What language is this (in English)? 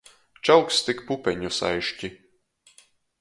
Latgalian